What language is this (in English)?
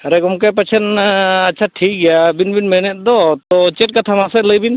Santali